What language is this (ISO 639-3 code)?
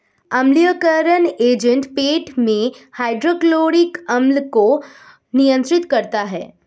hin